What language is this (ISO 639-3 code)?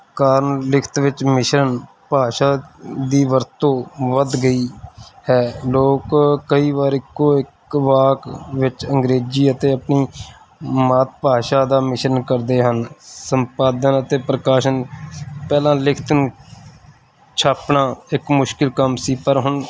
pan